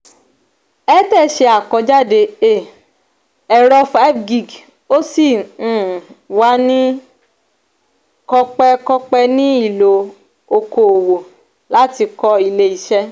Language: Yoruba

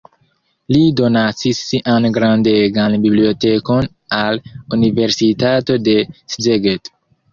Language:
Esperanto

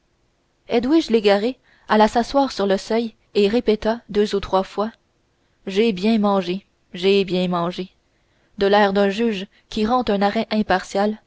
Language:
French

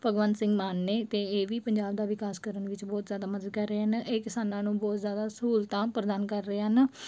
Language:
Punjabi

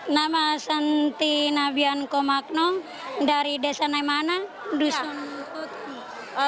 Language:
Indonesian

